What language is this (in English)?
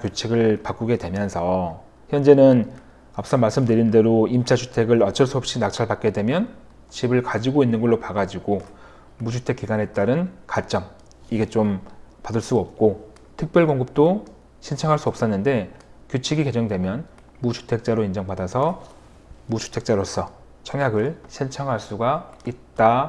Korean